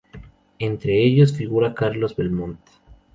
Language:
Spanish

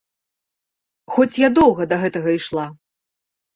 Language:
Belarusian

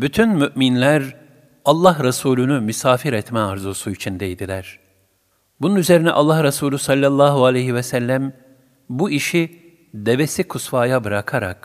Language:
Turkish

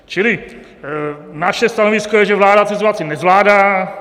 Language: Czech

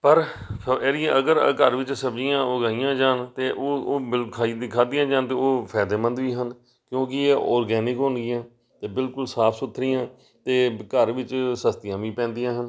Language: Punjabi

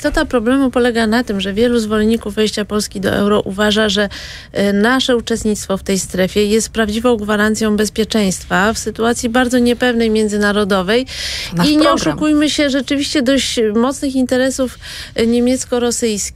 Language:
Polish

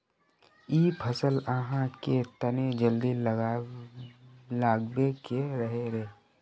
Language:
Magahi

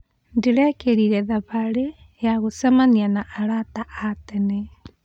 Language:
Kikuyu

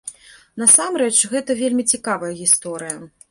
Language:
Belarusian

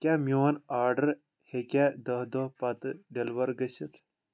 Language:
Kashmiri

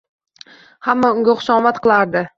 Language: Uzbek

